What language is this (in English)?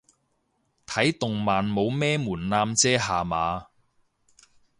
Cantonese